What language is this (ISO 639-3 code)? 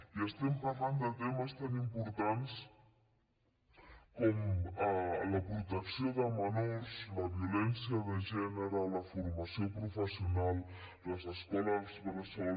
cat